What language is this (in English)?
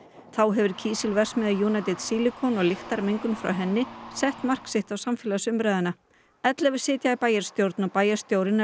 Icelandic